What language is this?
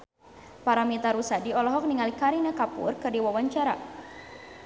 Sundanese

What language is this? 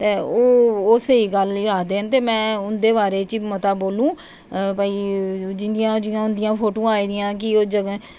Dogri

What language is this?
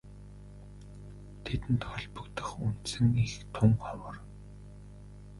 Mongolian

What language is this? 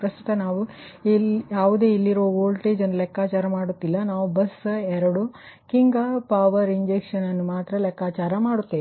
Kannada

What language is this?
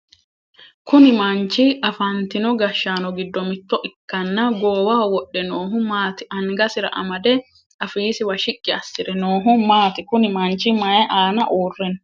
Sidamo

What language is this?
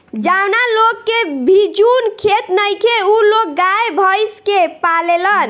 Bhojpuri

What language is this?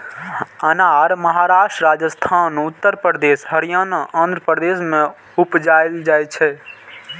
Maithili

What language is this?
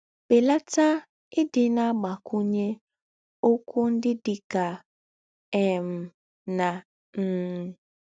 Igbo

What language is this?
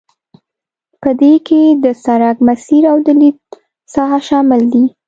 Pashto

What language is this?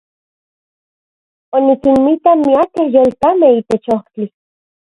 Central Puebla Nahuatl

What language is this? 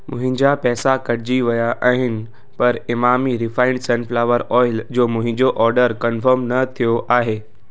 Sindhi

